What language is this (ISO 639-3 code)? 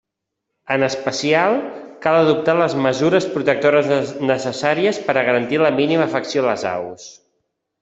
cat